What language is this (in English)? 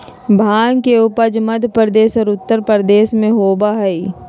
Magahi